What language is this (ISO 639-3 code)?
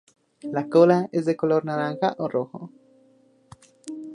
spa